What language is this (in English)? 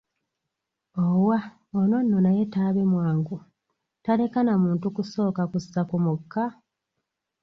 Ganda